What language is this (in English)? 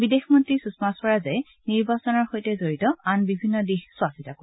Assamese